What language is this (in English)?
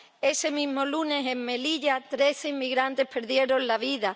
Spanish